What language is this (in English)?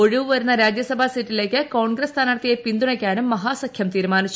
Malayalam